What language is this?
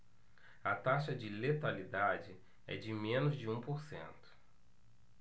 Portuguese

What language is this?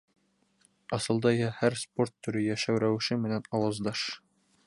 Bashkir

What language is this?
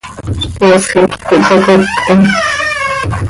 Seri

